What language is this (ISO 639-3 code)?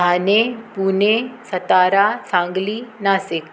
snd